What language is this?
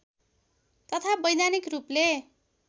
Nepali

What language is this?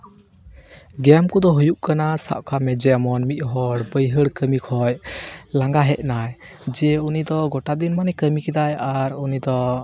Santali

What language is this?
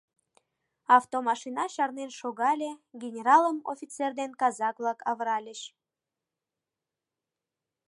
Mari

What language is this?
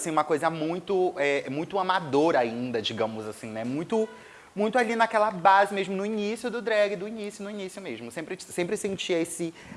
Portuguese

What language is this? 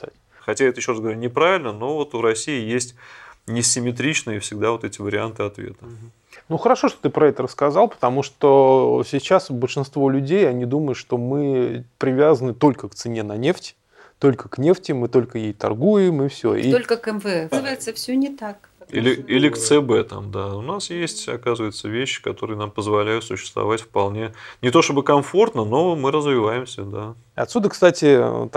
Russian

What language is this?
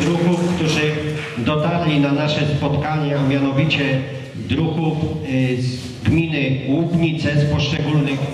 Polish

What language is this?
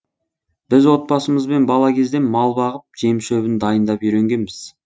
Kazakh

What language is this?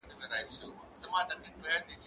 Pashto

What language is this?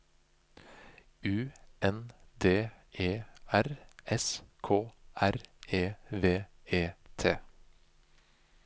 Norwegian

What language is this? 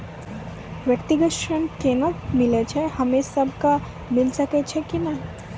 Maithili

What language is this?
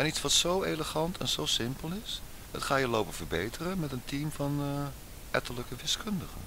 Dutch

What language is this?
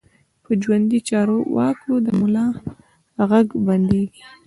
Pashto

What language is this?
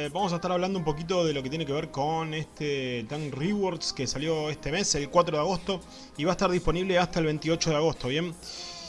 Spanish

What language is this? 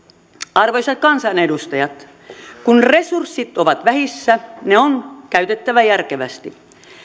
Finnish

